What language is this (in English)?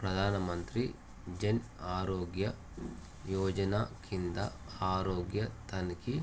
Telugu